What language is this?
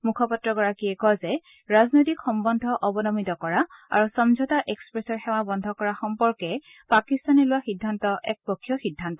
Assamese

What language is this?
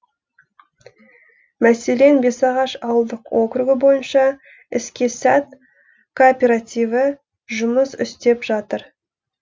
Kazakh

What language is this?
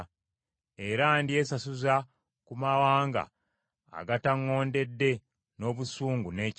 Ganda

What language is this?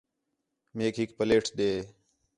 Khetrani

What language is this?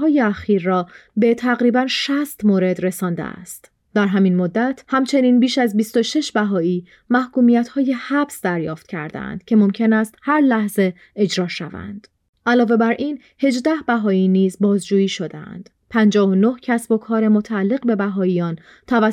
Persian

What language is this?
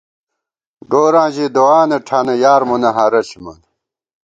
Gawar-Bati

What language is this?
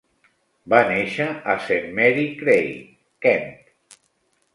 Catalan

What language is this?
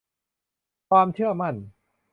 Thai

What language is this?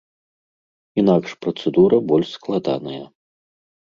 Belarusian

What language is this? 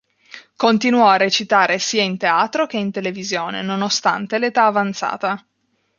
Italian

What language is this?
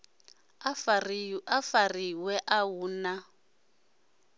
Venda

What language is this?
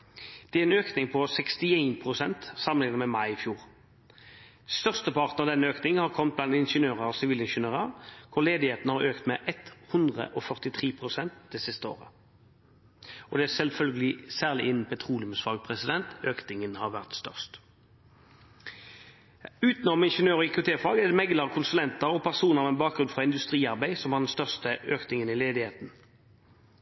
Norwegian Bokmål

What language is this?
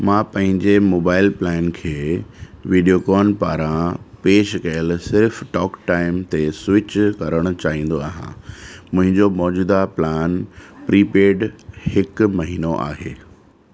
Sindhi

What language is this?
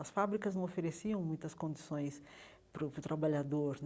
Portuguese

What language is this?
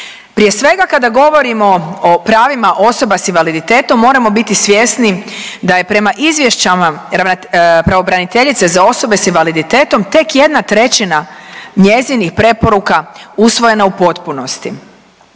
Croatian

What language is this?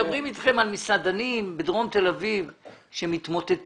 Hebrew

